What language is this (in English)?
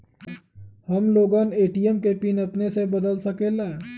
Magahi